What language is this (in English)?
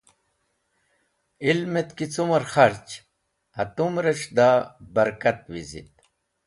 Wakhi